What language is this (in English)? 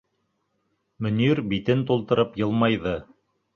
Bashkir